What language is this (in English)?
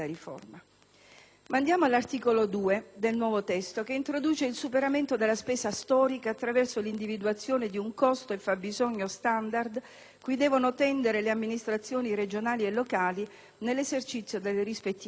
Italian